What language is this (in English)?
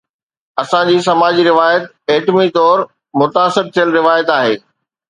Sindhi